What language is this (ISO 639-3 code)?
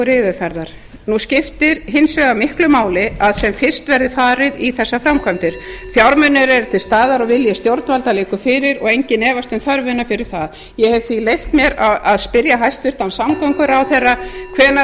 isl